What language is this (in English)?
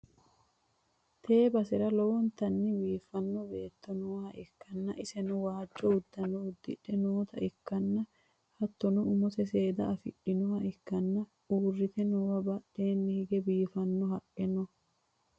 Sidamo